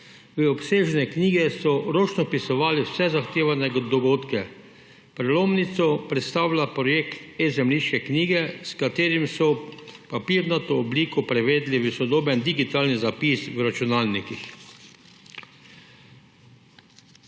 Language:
Slovenian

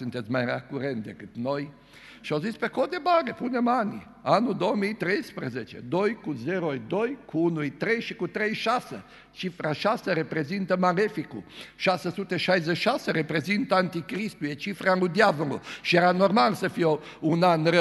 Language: Romanian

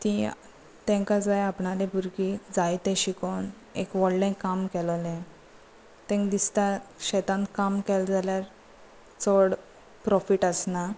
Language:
Konkani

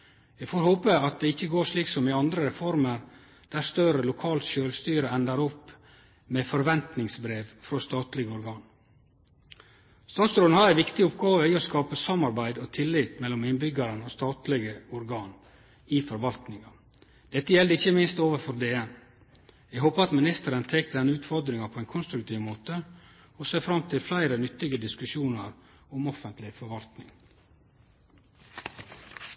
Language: Norwegian Nynorsk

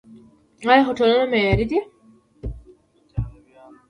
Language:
Pashto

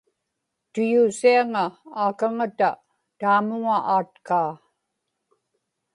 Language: Inupiaq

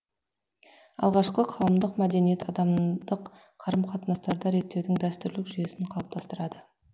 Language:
Kazakh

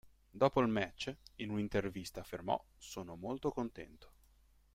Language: Italian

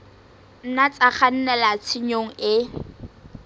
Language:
Southern Sotho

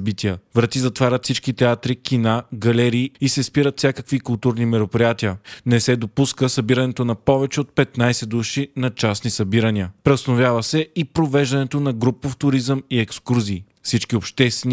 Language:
Bulgarian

